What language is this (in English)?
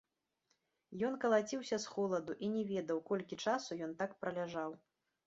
Belarusian